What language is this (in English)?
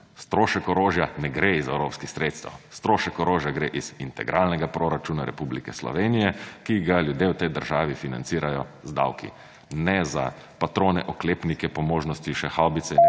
Slovenian